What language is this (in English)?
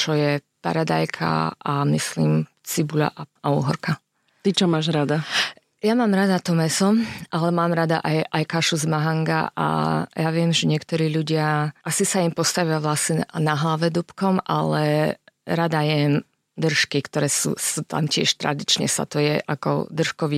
Slovak